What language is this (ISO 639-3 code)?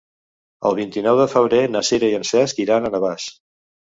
cat